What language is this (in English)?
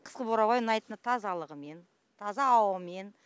Kazakh